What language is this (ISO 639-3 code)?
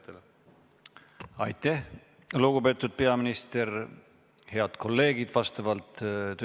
est